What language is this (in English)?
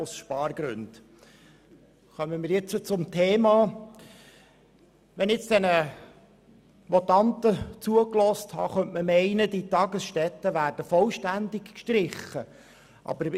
Swiss German